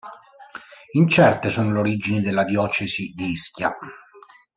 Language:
Italian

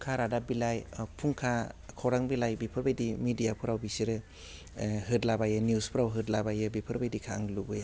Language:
Bodo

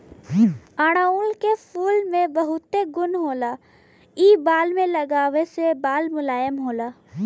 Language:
Bhojpuri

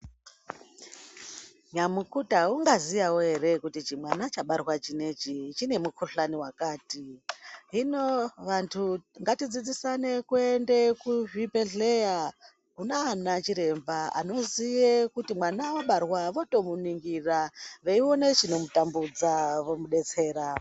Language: Ndau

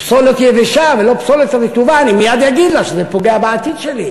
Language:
Hebrew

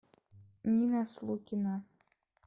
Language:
Russian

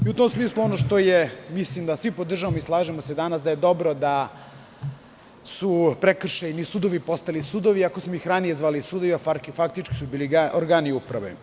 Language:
Serbian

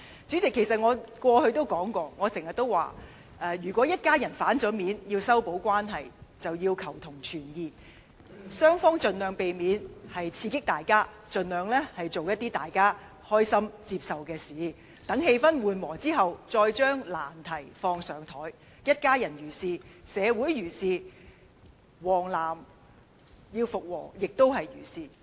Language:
Cantonese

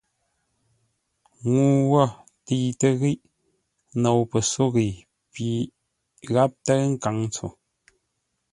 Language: Ngombale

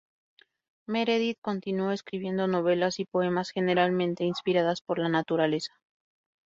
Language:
Spanish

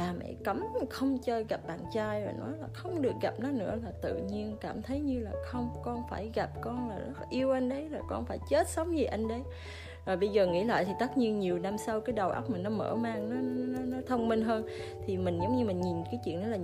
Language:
Vietnamese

